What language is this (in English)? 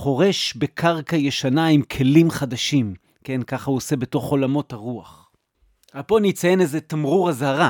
Hebrew